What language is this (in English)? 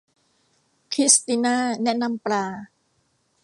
Thai